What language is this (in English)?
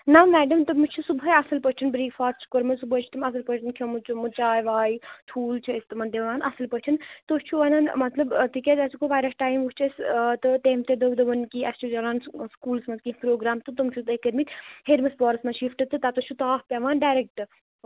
Kashmiri